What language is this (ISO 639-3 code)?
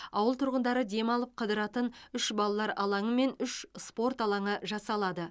kaz